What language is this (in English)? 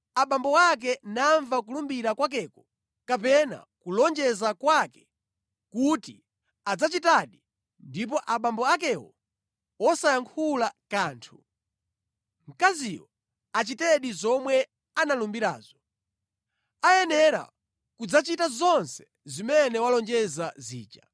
Nyanja